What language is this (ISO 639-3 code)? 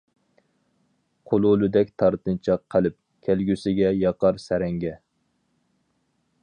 uig